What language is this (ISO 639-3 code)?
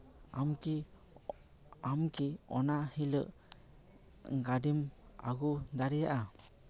sat